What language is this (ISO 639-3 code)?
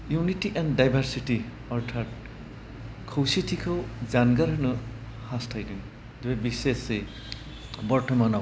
brx